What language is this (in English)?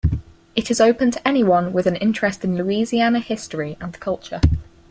English